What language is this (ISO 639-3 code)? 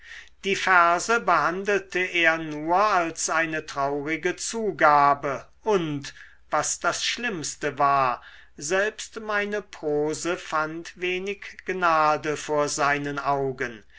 deu